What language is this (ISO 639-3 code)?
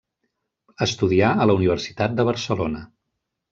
cat